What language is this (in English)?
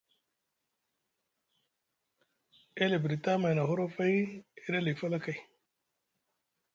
Musgu